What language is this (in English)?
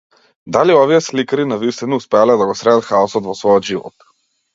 Macedonian